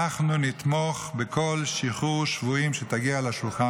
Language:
Hebrew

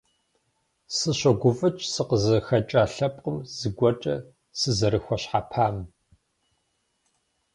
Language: Kabardian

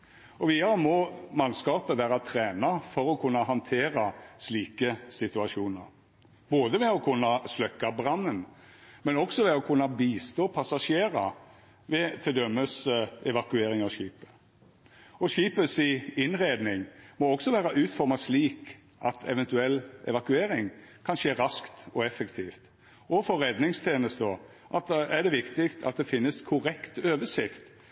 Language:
Norwegian Nynorsk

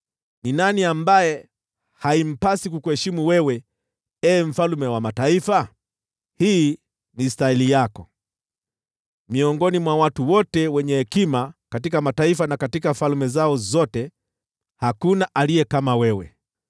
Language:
Swahili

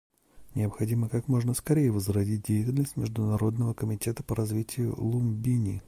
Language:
Russian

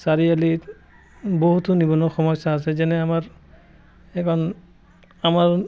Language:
Assamese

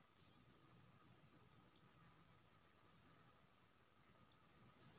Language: Maithili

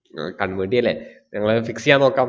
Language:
Malayalam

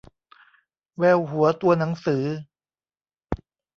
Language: Thai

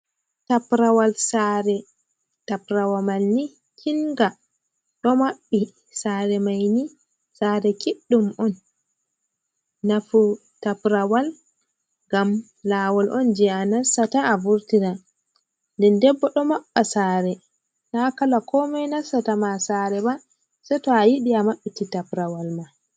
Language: Fula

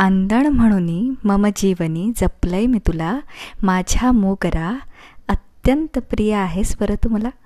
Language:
Marathi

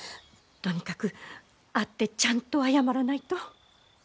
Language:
Japanese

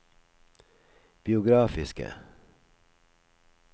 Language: Norwegian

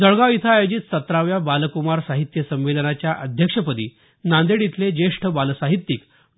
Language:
Marathi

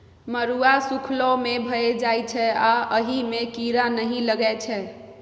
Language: Maithili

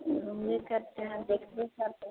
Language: Hindi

